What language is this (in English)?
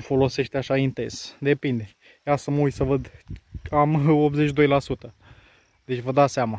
Romanian